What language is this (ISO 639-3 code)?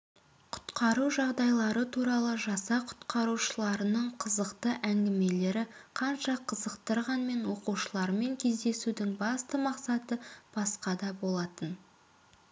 kaz